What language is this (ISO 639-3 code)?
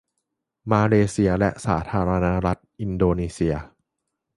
tha